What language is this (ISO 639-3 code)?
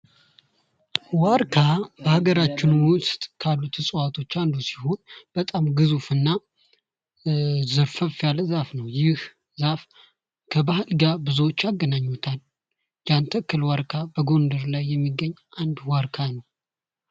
amh